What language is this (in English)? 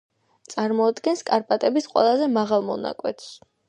Georgian